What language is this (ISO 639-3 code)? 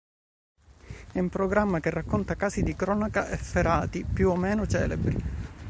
ita